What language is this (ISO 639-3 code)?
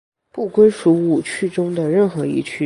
zho